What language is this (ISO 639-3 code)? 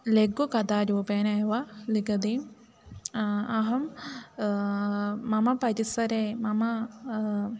san